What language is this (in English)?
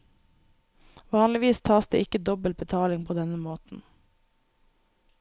Norwegian